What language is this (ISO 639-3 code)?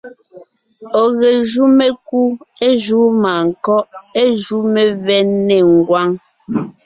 nnh